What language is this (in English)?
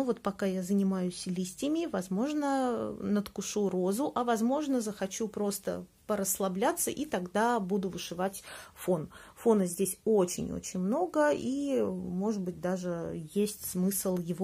Russian